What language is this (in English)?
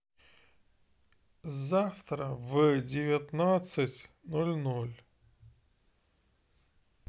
Russian